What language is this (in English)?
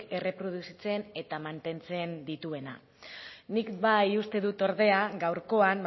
Basque